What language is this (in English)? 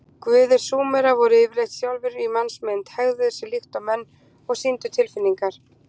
Icelandic